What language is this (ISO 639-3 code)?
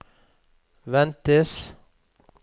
nor